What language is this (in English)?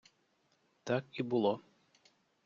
Ukrainian